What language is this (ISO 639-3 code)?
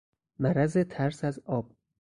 fas